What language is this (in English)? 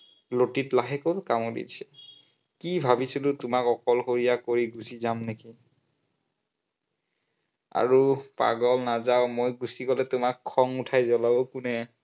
Assamese